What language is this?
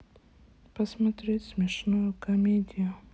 Russian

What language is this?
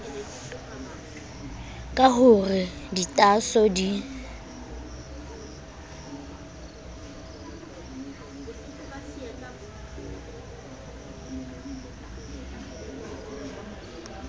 Southern Sotho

